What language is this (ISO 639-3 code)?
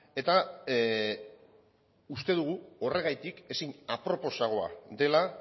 eus